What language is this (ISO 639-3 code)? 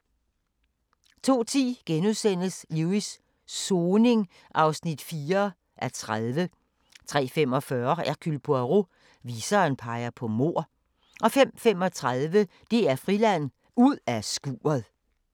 dan